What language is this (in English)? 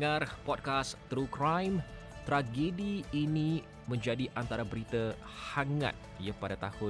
Malay